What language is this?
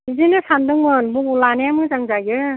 Bodo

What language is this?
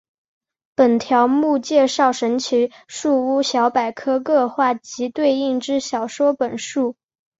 Chinese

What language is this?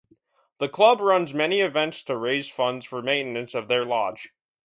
English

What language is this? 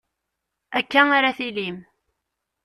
Kabyle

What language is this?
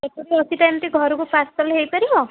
Odia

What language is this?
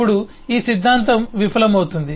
Telugu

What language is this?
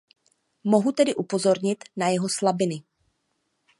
Czech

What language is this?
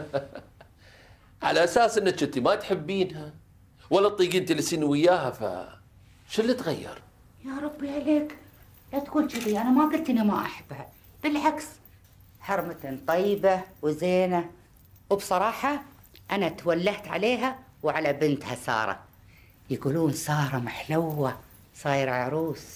Arabic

